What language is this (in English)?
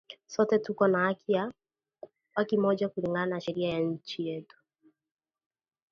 Swahili